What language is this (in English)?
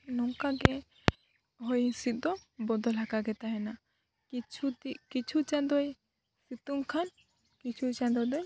Santali